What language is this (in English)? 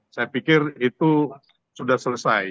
Indonesian